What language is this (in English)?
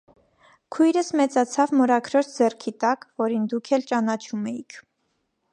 Armenian